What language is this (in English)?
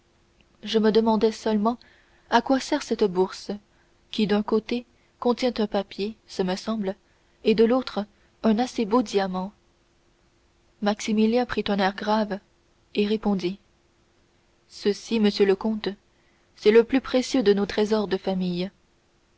French